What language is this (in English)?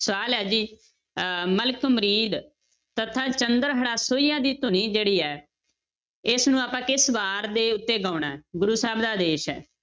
Punjabi